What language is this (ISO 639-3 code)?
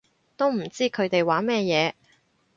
yue